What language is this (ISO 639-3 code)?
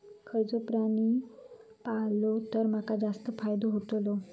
mar